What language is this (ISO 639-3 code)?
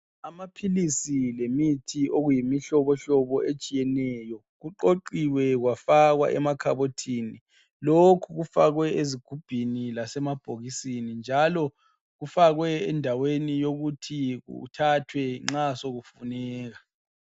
nde